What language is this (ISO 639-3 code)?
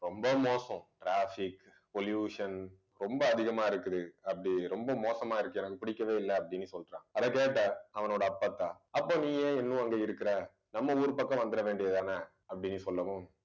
tam